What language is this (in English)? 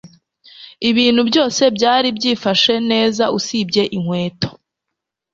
Kinyarwanda